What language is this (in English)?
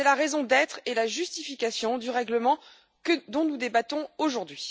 French